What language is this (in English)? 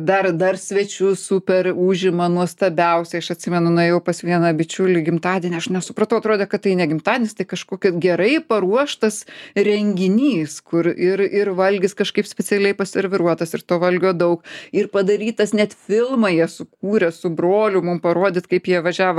Lithuanian